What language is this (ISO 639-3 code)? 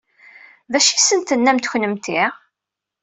kab